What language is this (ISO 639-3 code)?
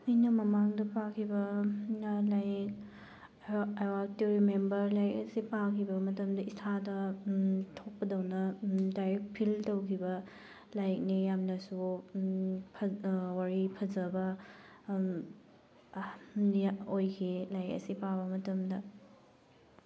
mni